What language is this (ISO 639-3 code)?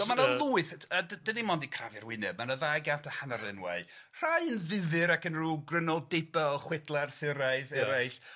cym